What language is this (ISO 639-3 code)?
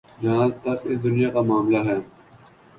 urd